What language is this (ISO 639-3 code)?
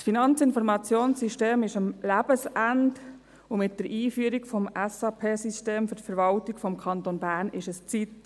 gsw